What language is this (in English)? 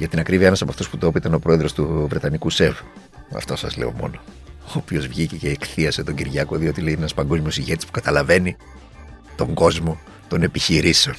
Greek